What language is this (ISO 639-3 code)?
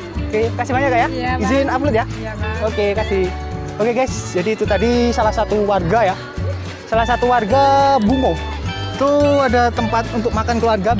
ind